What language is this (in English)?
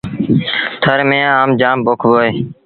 Sindhi Bhil